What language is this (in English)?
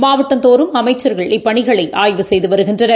Tamil